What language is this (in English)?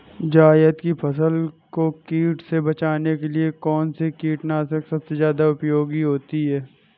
Hindi